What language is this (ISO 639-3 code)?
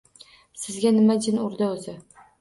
uzb